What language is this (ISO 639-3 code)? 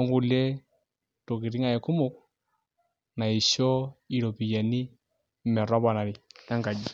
mas